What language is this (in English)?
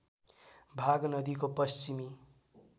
Nepali